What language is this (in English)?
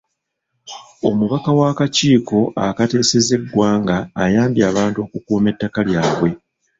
Ganda